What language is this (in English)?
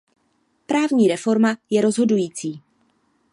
Czech